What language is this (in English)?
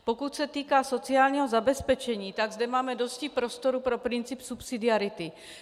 Czech